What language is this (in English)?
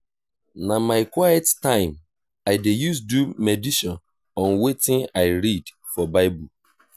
Nigerian Pidgin